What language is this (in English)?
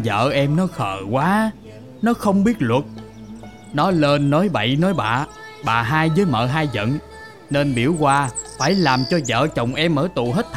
Vietnamese